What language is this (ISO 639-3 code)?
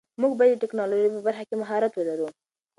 pus